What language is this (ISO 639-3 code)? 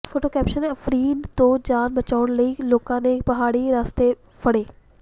pan